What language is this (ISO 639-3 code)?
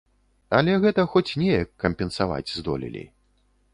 bel